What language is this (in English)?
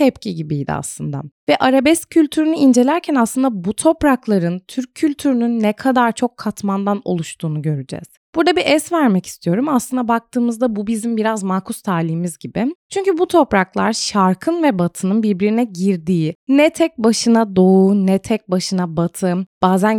Turkish